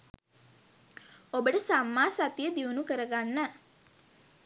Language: Sinhala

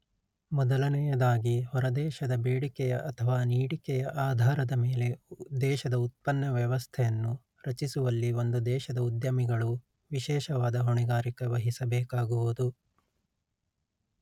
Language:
Kannada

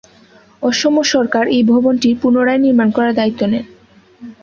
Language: Bangla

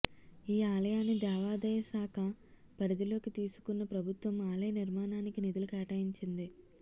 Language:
Telugu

